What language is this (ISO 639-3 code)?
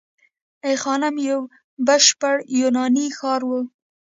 pus